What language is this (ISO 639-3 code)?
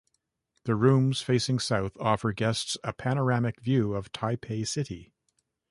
eng